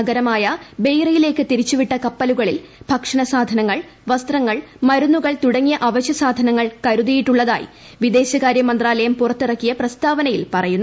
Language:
Malayalam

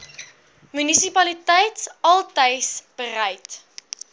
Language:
Afrikaans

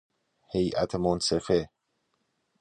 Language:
Persian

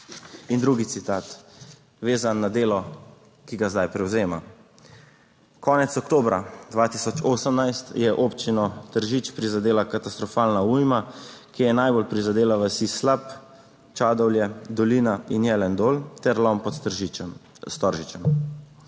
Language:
Slovenian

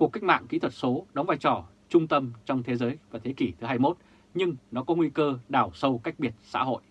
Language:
Vietnamese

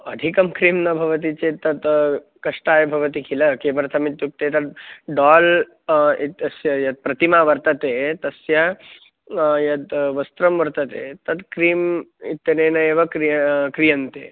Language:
Sanskrit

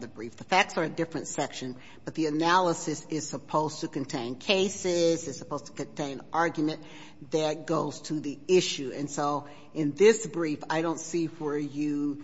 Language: English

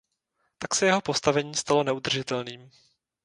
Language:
Czech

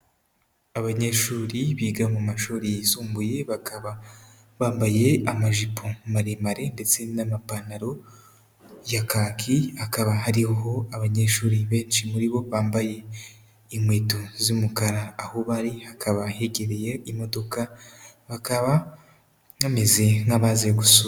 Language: Kinyarwanda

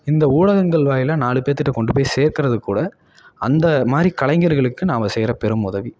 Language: Tamil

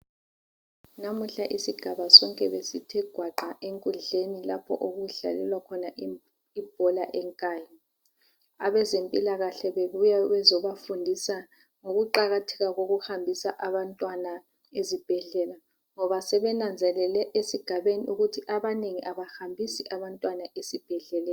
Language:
North Ndebele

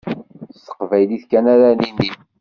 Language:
Kabyle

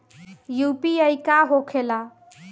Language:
Bhojpuri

